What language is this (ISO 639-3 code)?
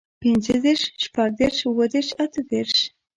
pus